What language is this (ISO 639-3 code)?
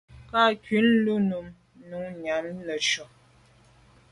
byv